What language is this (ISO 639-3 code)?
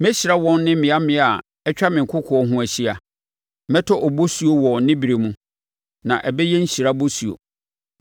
aka